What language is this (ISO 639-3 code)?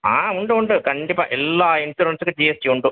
tam